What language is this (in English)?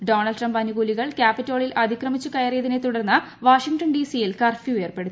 Malayalam